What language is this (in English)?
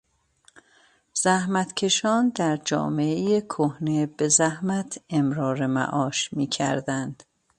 Persian